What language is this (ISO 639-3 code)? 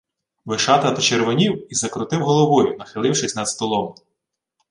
ukr